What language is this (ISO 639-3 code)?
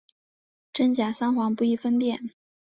zho